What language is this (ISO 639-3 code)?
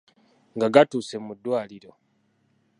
lug